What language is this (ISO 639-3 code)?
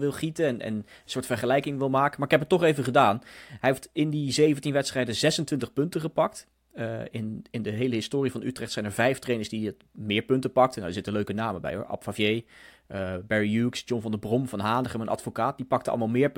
nld